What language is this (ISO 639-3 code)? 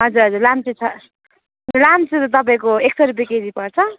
nep